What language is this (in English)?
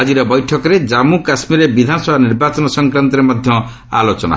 Odia